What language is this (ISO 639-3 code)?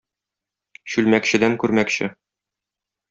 tat